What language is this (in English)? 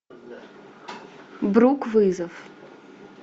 Russian